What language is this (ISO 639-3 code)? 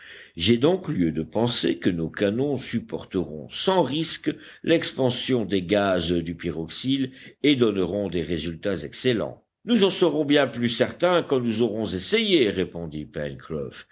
fra